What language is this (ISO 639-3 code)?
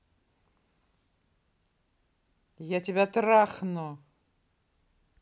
rus